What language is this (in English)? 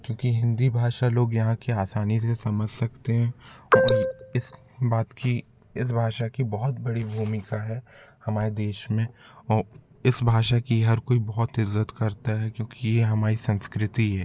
Hindi